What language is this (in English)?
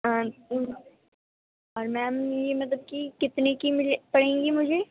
Urdu